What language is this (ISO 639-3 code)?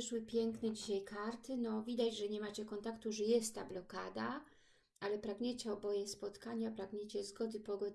pol